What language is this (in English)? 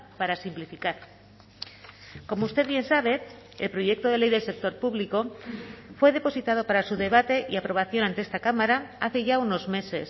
Spanish